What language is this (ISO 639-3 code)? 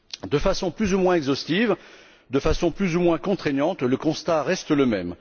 fra